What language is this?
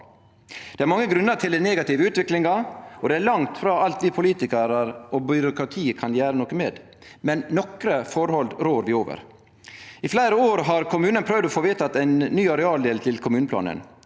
Norwegian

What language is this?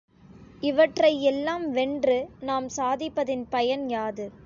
Tamil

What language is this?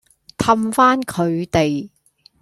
Cantonese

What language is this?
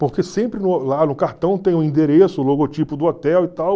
Portuguese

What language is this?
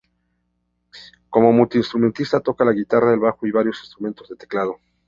Spanish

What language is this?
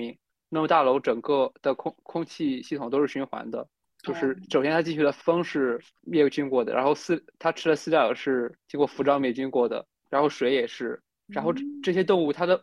Chinese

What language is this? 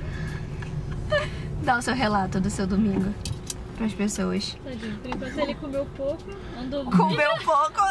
Portuguese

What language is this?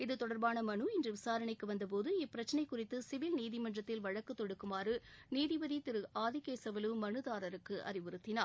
Tamil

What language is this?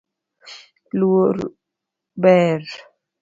Luo (Kenya and Tanzania)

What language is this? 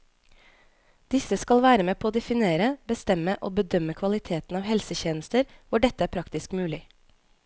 Norwegian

